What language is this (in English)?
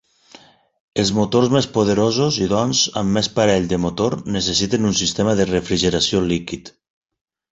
Catalan